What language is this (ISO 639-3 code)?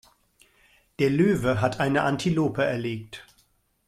deu